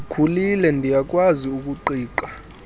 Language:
Xhosa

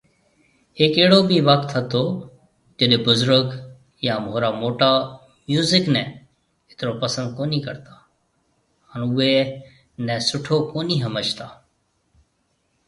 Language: Marwari (Pakistan)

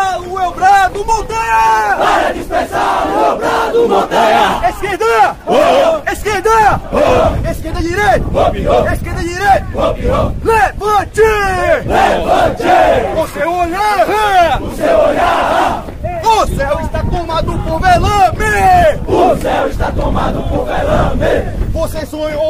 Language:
Portuguese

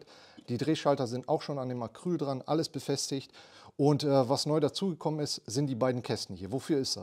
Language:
German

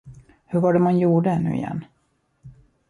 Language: Swedish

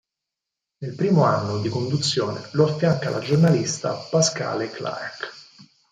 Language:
Italian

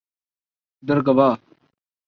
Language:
Urdu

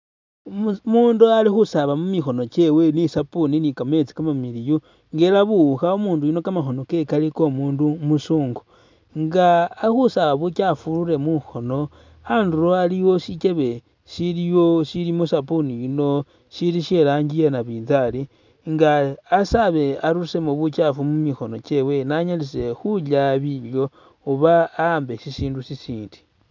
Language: Masaaba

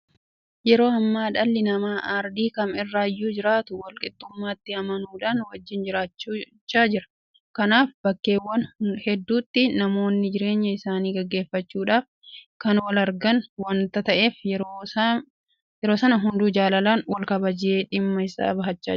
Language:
Oromo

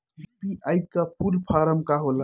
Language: Bhojpuri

